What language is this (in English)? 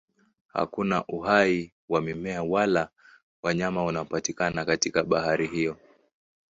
Swahili